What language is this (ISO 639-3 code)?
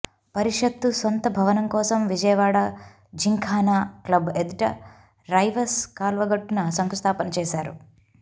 tel